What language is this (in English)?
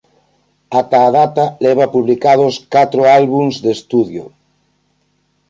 Galician